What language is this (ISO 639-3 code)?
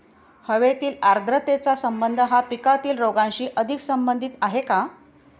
mar